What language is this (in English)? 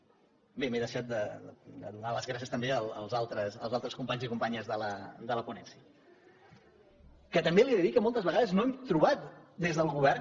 Catalan